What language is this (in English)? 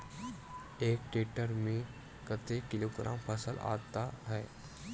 Chhattisgarhi